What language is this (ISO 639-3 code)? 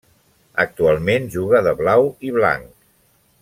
cat